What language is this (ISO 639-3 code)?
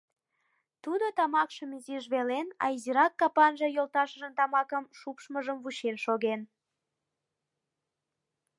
chm